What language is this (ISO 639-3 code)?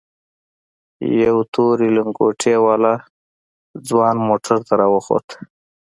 pus